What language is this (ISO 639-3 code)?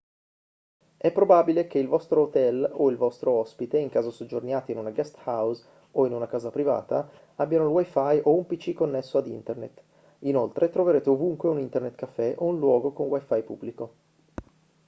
ita